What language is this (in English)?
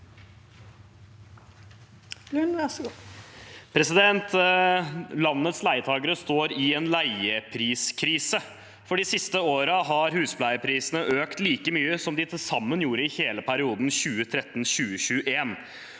Norwegian